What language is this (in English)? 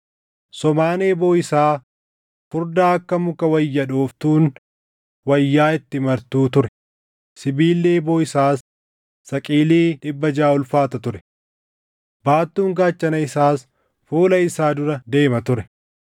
Oromo